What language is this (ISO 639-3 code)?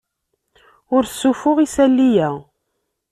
kab